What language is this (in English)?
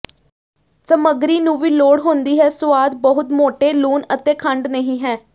Punjabi